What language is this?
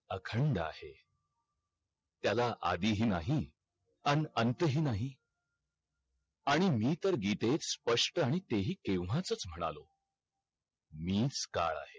Marathi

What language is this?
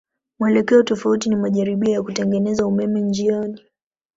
Swahili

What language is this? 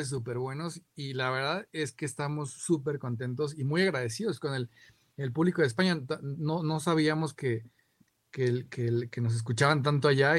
Spanish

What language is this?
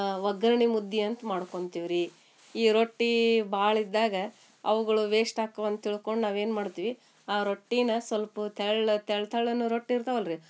Kannada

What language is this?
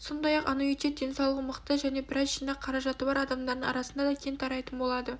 Kazakh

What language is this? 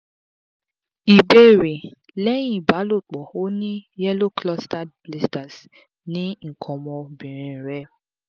Yoruba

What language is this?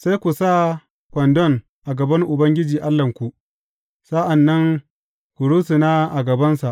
Hausa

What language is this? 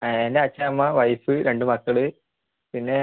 Malayalam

